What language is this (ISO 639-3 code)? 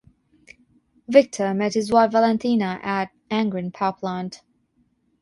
eng